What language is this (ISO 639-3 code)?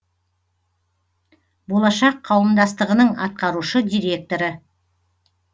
kaz